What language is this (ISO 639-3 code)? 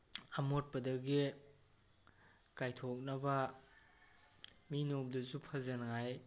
mni